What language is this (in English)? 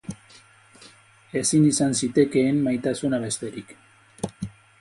Basque